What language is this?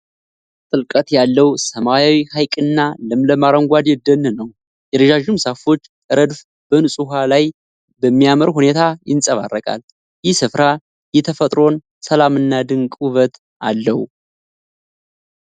Amharic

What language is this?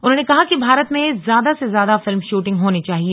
Hindi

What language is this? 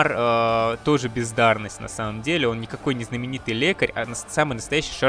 Russian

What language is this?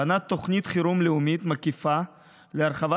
Hebrew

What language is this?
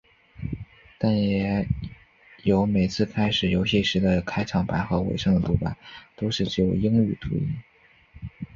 Chinese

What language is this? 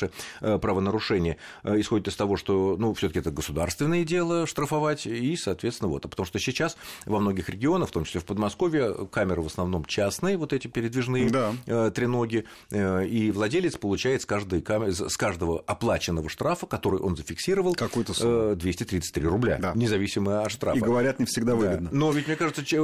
Russian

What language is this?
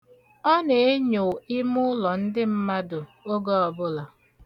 Igbo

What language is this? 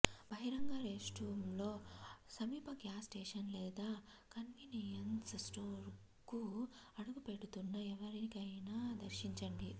Telugu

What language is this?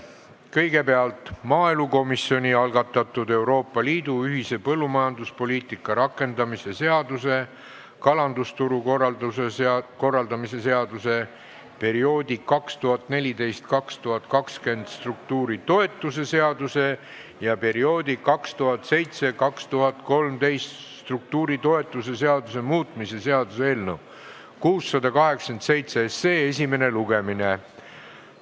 Estonian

